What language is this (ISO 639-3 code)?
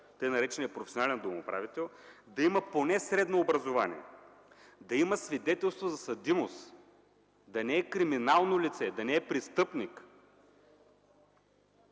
bul